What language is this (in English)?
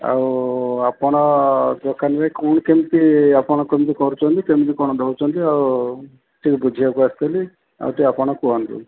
Odia